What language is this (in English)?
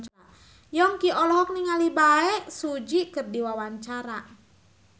Sundanese